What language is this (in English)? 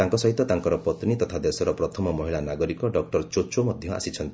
Odia